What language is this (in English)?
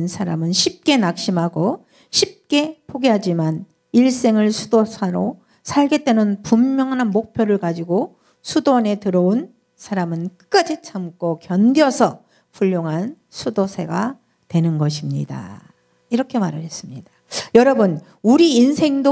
Korean